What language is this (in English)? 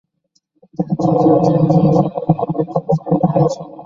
Chinese